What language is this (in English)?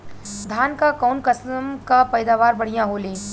Bhojpuri